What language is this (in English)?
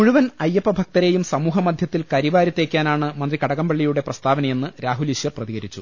Malayalam